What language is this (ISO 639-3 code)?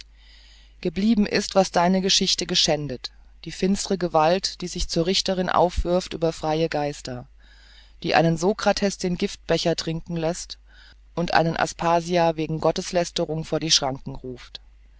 deu